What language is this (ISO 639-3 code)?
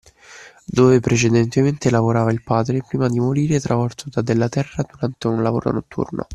ita